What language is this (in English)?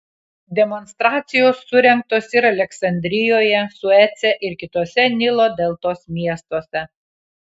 Lithuanian